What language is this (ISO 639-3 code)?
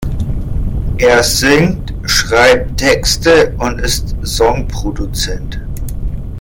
deu